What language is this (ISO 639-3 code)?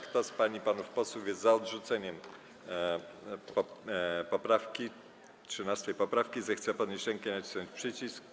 pol